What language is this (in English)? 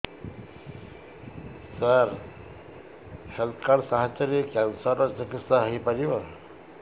Odia